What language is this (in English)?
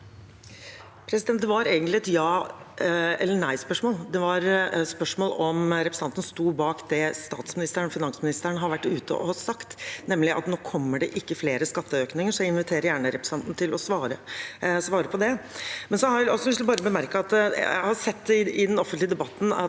Norwegian